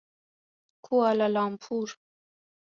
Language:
Persian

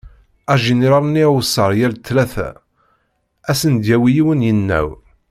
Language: Kabyle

